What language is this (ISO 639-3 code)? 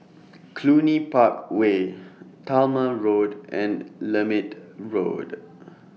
eng